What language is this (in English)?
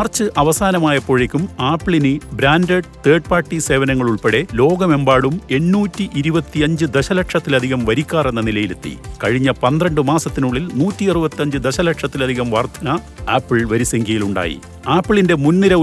Malayalam